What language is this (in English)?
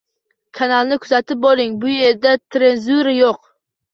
Uzbek